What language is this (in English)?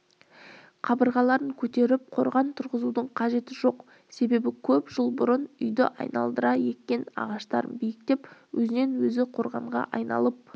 Kazakh